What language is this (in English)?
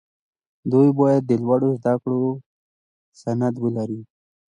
Pashto